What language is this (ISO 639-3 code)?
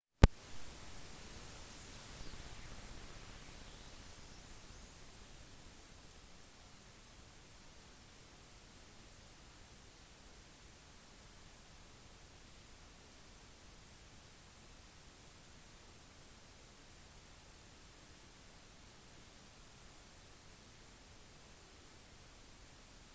nob